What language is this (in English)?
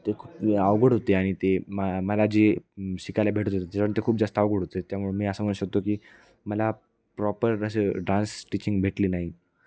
Marathi